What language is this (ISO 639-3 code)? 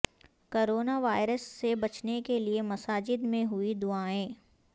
urd